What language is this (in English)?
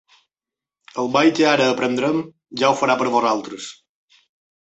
Catalan